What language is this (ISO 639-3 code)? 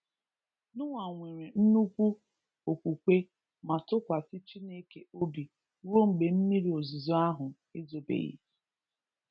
ibo